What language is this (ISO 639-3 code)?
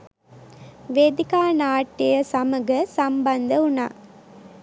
sin